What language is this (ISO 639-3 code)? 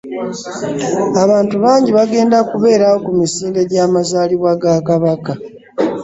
lug